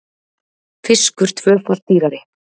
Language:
Icelandic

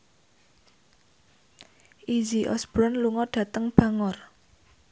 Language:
Javanese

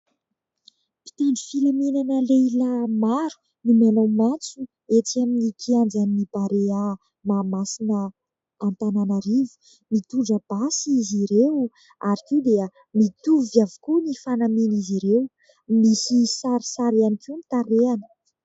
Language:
Malagasy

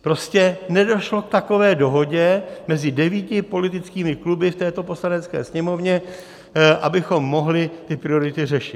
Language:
Czech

